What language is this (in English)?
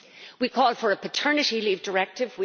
English